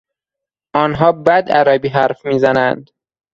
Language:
Persian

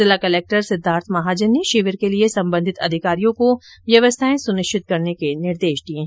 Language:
Hindi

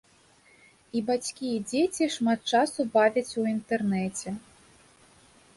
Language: Belarusian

